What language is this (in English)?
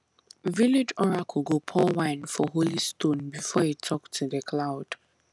Nigerian Pidgin